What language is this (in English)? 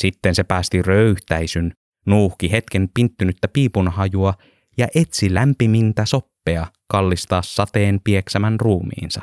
Finnish